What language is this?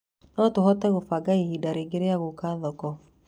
Kikuyu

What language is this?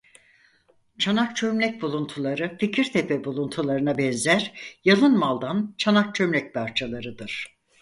Turkish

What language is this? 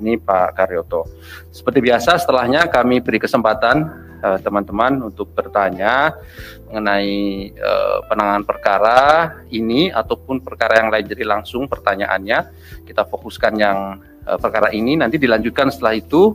Indonesian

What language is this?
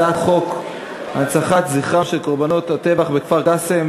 Hebrew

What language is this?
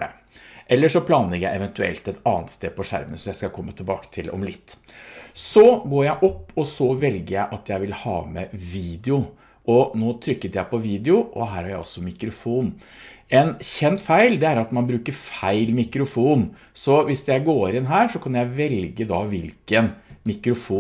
Norwegian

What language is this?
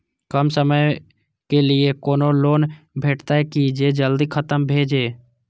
Maithili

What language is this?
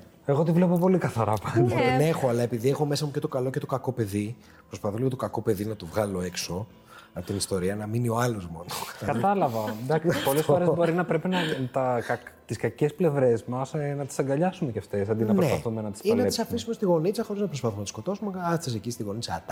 Greek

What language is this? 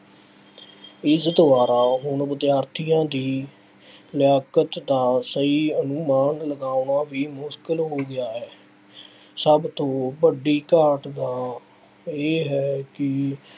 Punjabi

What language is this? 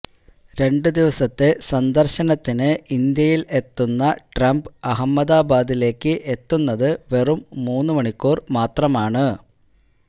Malayalam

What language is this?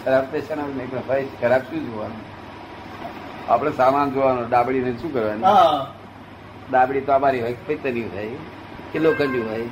Gujarati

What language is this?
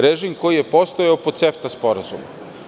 Serbian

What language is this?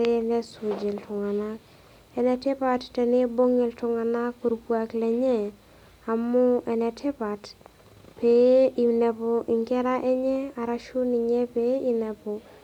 Masai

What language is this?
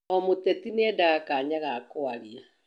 Kikuyu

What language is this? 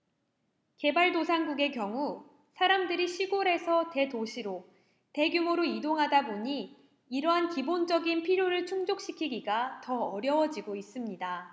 Korean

